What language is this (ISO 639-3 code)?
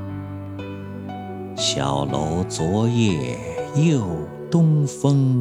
zho